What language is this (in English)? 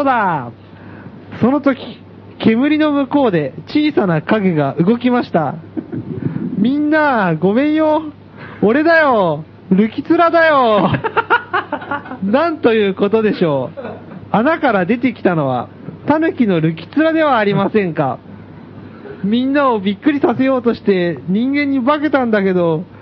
Japanese